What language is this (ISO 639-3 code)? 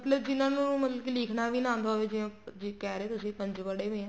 pan